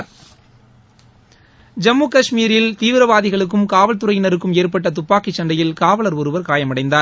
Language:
Tamil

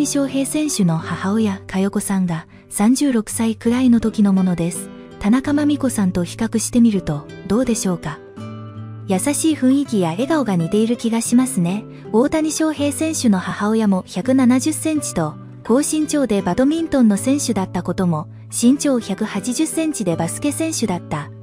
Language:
Japanese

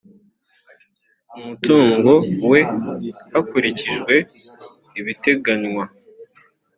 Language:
Kinyarwanda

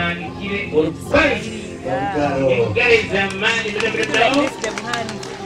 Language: Romanian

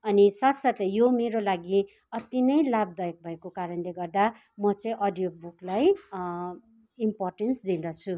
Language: Nepali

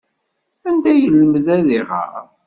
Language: Kabyle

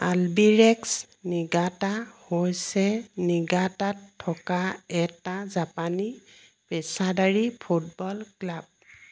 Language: Assamese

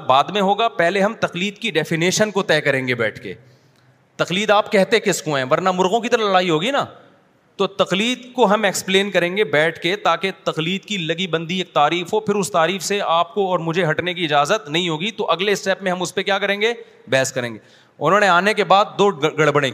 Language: Urdu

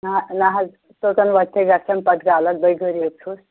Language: Kashmiri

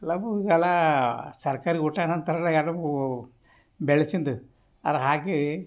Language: Kannada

